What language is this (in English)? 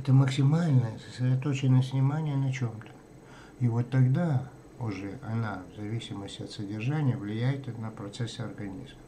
Russian